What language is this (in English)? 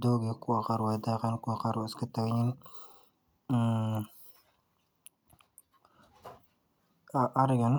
Somali